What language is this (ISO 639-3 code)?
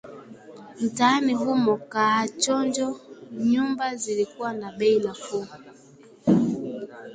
swa